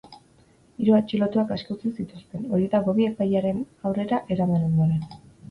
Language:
Basque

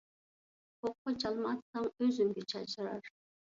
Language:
Uyghur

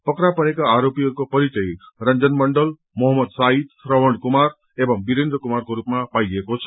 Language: Nepali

